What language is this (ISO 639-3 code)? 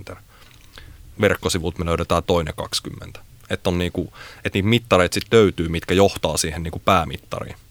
fin